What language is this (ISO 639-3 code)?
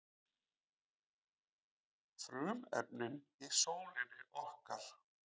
isl